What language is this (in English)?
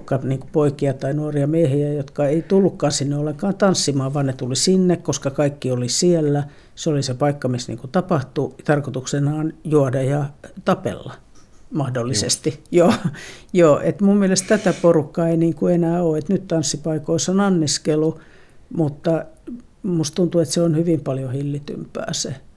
Finnish